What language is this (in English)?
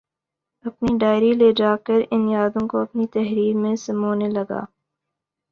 Urdu